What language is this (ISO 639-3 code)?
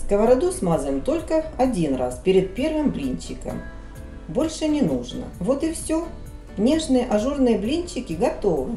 rus